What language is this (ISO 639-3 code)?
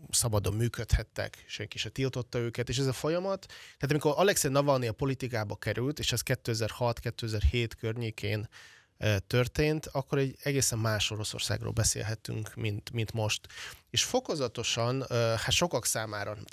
hun